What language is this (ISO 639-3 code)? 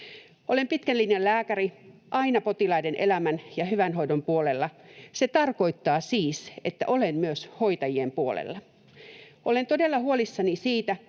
fin